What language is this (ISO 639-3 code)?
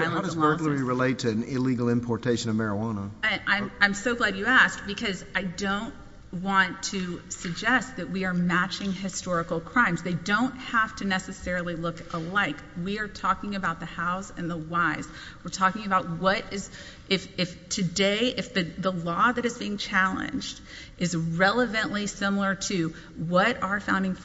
eng